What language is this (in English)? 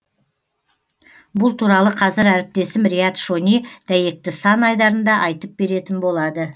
Kazakh